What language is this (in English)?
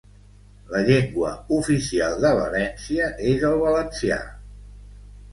Catalan